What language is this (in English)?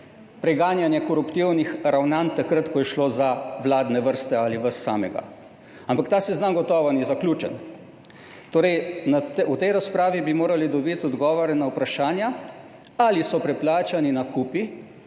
Slovenian